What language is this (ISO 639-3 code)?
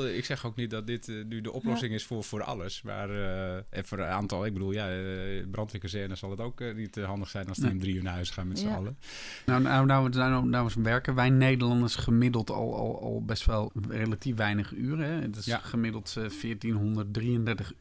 nld